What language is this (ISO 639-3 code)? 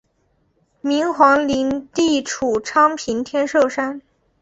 zho